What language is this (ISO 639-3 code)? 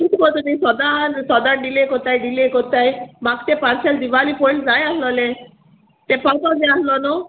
kok